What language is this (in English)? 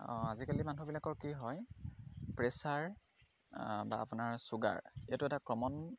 Assamese